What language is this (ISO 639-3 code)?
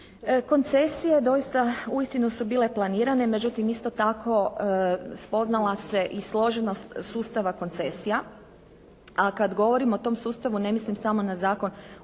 hrv